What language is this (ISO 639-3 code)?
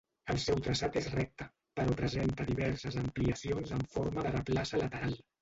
cat